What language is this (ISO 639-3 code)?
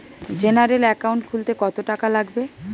ben